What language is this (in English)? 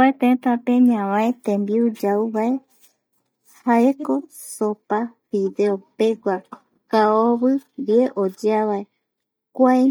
Eastern Bolivian Guaraní